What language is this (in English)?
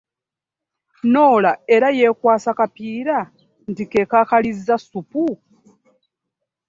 Ganda